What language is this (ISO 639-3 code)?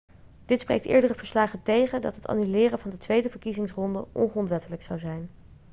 nld